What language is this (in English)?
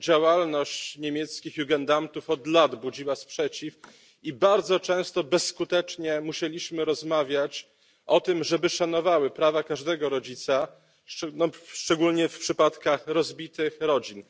Polish